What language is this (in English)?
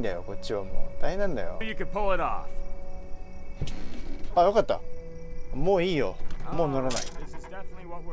Japanese